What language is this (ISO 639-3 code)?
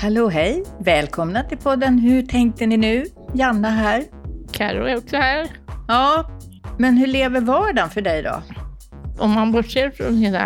swe